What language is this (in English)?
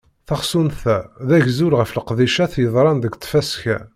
Kabyle